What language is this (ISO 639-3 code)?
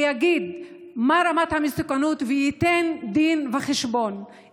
heb